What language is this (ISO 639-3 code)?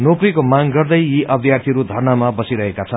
nep